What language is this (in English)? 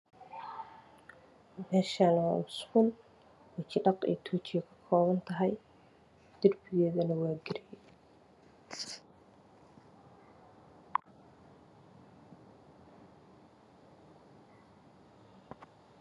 Somali